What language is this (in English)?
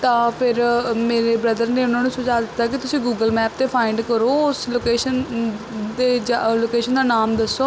Punjabi